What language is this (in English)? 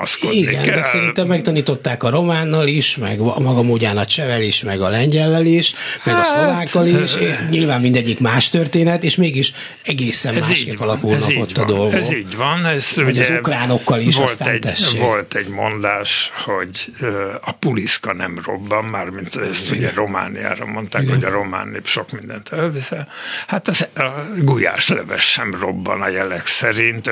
Hungarian